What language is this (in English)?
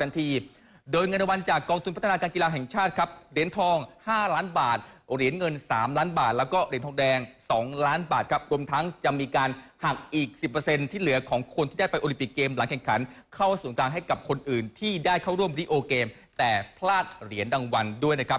Thai